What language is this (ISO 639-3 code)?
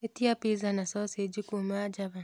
kik